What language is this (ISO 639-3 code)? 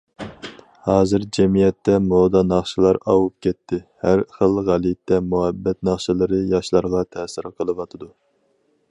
uig